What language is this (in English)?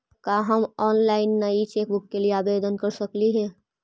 Magahi